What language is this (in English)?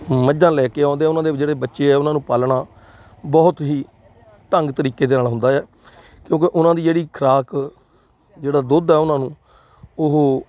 Punjabi